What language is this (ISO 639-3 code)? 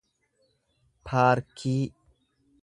orm